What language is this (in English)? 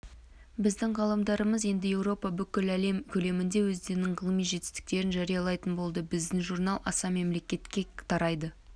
Kazakh